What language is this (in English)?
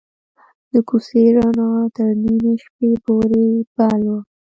Pashto